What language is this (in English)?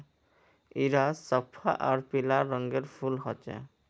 Magahi